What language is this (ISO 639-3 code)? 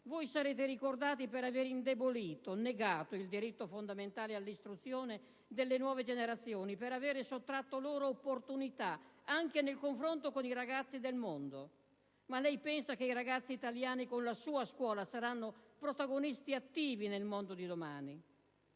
ita